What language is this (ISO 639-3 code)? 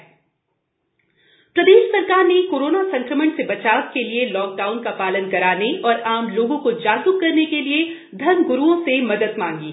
hin